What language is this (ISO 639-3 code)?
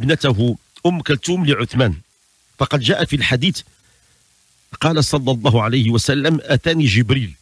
ara